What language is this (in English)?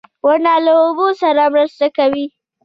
Pashto